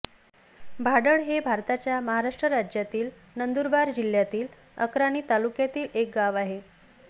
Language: Marathi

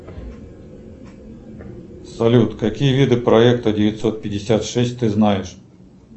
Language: Russian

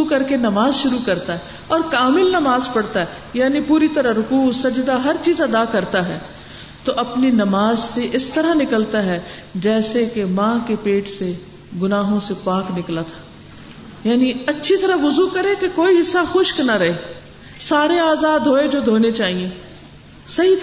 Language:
Urdu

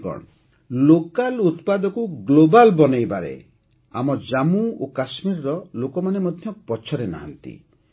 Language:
Odia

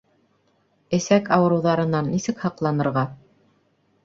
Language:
Bashkir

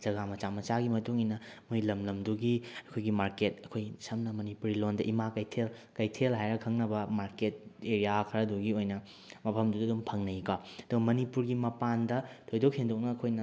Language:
Manipuri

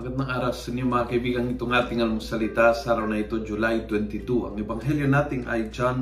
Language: Filipino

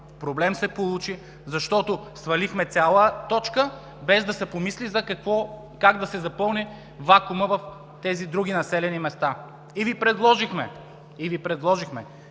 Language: Bulgarian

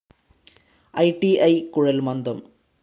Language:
Malayalam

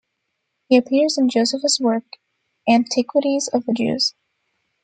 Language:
English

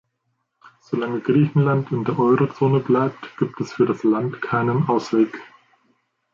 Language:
German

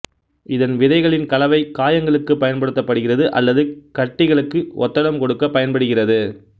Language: Tamil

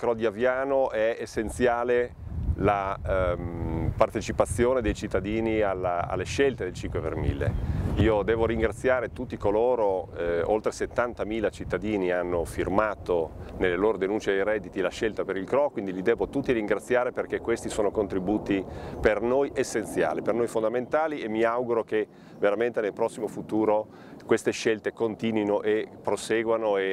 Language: Italian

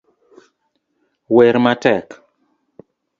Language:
Luo (Kenya and Tanzania)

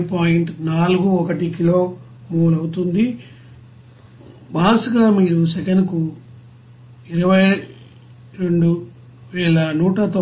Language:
Telugu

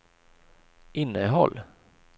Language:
Swedish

